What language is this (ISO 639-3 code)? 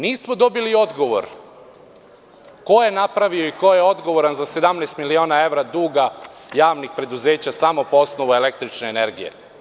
srp